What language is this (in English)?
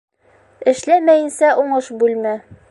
Bashkir